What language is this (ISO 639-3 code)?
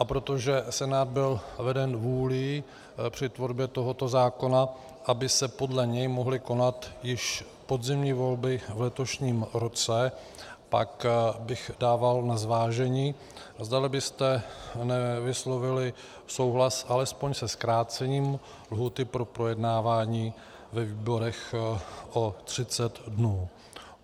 ces